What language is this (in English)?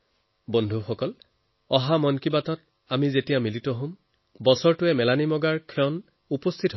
Assamese